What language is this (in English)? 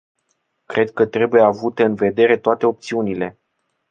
Romanian